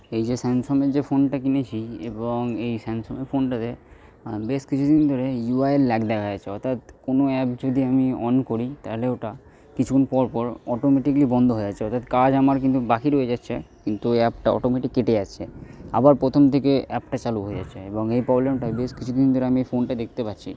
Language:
Bangla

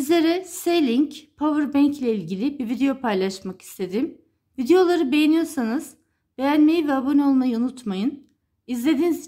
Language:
Turkish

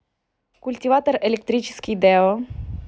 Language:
Russian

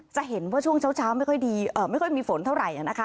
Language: Thai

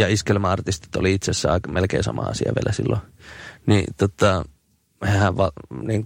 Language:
Finnish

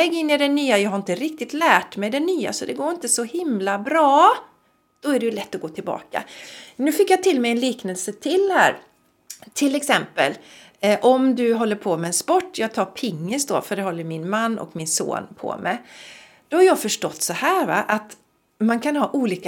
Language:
Swedish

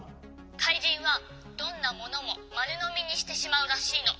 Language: Japanese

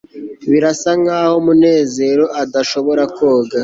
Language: Kinyarwanda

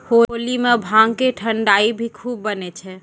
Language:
Maithili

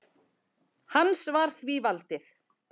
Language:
Icelandic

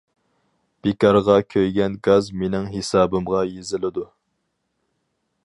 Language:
Uyghur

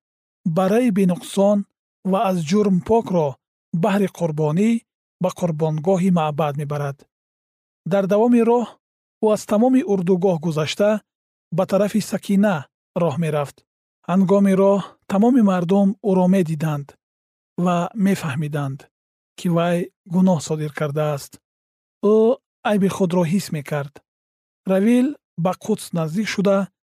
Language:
Persian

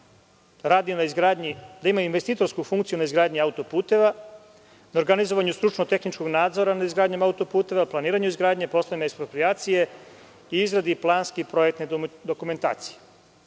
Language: Serbian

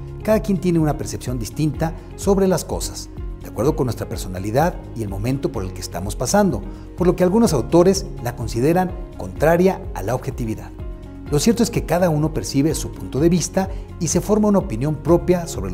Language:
Spanish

